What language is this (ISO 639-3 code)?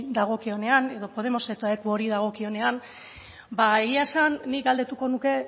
eus